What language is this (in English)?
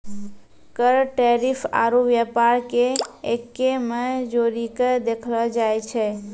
Maithili